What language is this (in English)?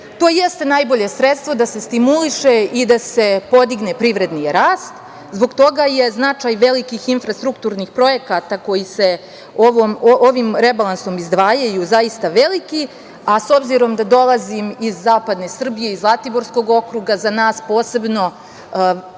Serbian